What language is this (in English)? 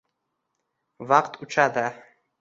Uzbek